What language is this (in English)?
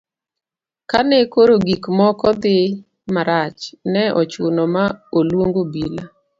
Luo (Kenya and Tanzania)